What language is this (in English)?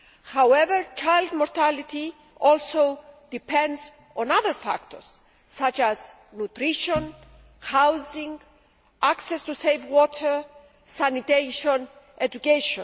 English